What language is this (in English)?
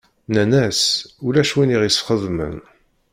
Kabyle